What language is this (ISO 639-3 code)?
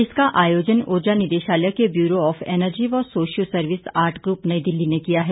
hin